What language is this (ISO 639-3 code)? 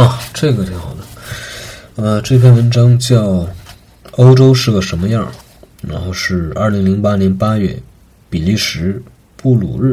zho